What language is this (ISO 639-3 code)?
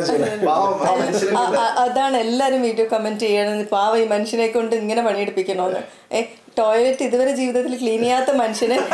mal